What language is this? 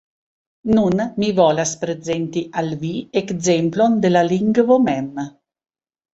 Esperanto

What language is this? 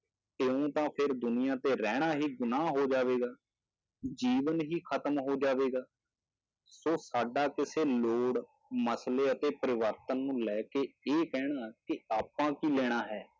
Punjabi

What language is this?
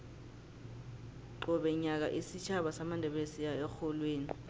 South Ndebele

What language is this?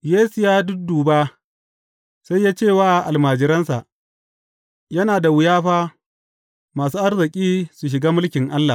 Hausa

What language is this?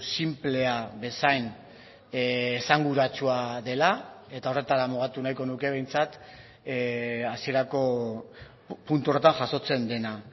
Basque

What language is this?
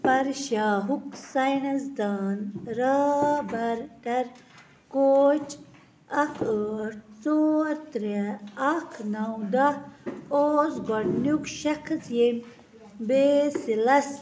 Kashmiri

